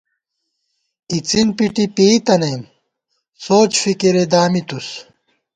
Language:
Gawar-Bati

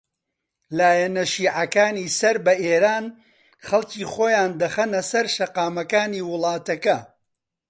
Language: Central Kurdish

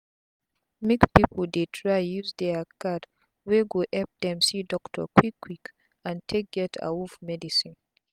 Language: Nigerian Pidgin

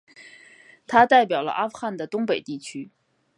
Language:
Chinese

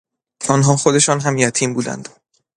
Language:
Persian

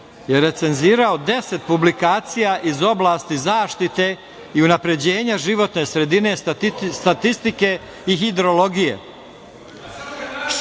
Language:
Serbian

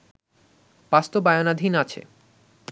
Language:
Bangla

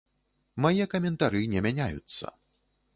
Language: Belarusian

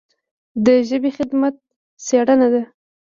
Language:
Pashto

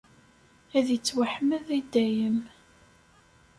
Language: Kabyle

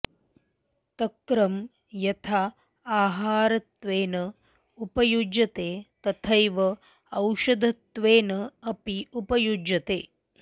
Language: Sanskrit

